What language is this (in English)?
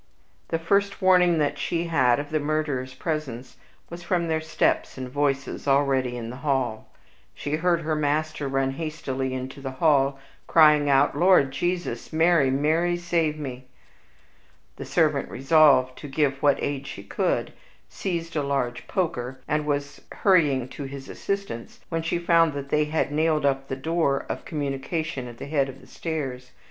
English